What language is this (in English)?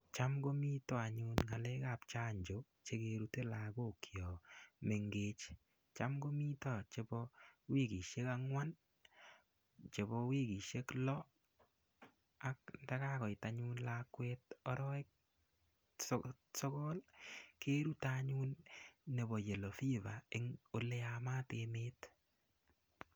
Kalenjin